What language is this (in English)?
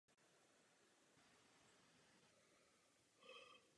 Czech